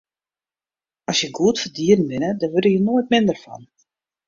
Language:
Western Frisian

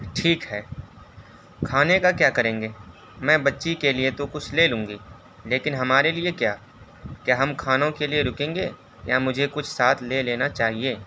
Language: Urdu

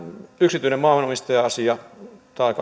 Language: Finnish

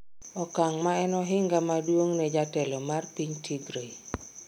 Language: Luo (Kenya and Tanzania)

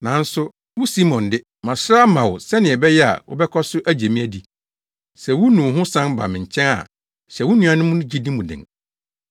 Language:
Akan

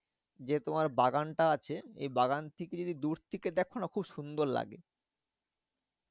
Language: Bangla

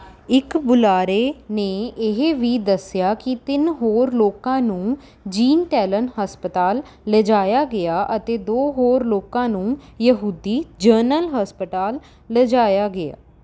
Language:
Punjabi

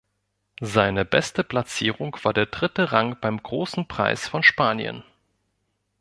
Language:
German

